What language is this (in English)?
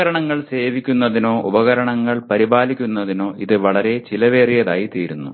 Malayalam